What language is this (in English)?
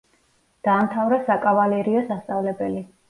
Georgian